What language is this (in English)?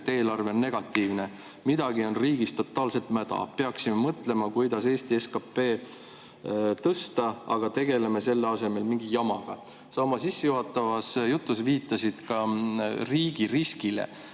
Estonian